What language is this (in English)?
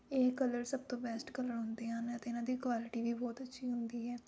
Punjabi